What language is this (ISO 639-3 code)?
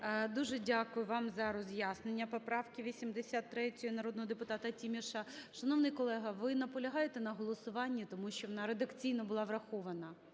ukr